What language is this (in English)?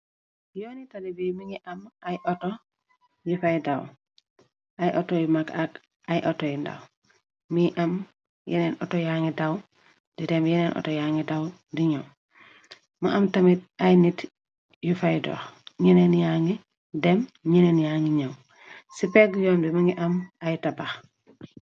Wolof